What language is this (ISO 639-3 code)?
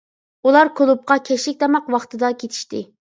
uig